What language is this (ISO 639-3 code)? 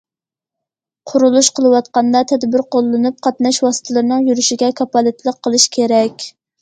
uig